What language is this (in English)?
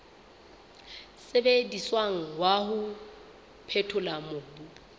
Southern Sotho